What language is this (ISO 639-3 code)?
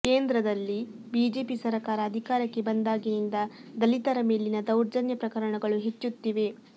kan